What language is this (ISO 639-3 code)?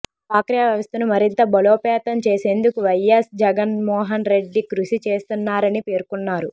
tel